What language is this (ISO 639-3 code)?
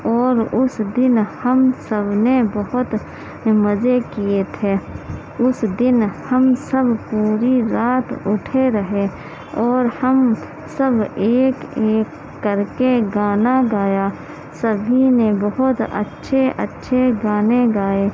urd